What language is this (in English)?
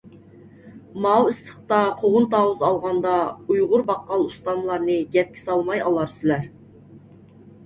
Uyghur